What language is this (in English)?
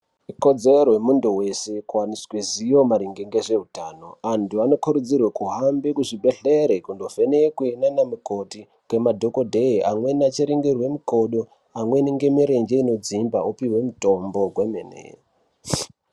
Ndau